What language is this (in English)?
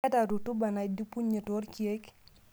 Masai